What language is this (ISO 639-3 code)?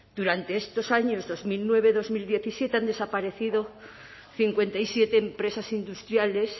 spa